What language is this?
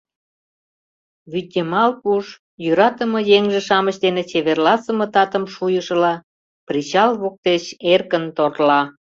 Mari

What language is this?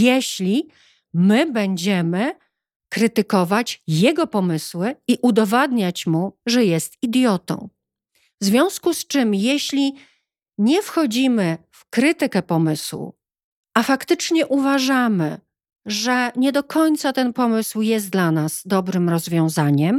Polish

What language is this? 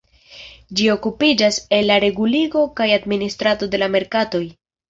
Esperanto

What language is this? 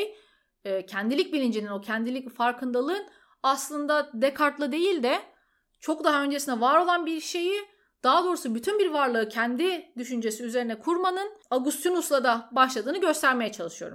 Turkish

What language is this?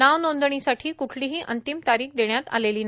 Marathi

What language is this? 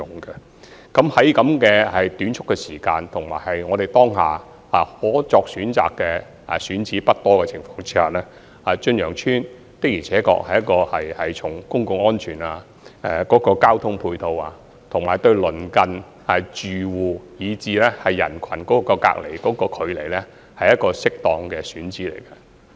Cantonese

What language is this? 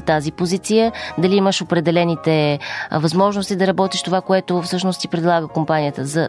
Bulgarian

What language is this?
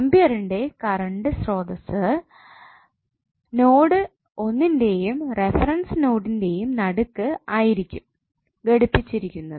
Malayalam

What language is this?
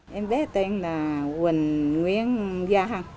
Vietnamese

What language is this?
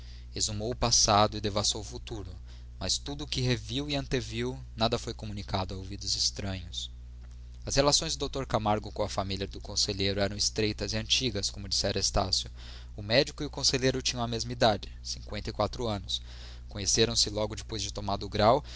Portuguese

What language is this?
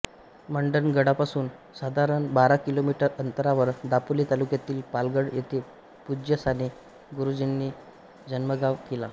Marathi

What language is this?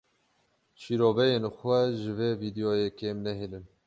Kurdish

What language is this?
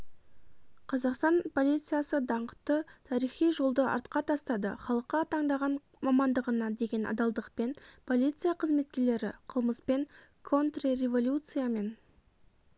Kazakh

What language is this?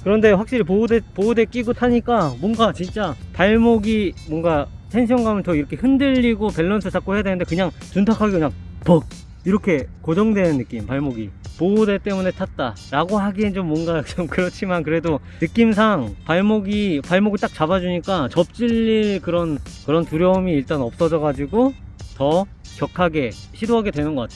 Korean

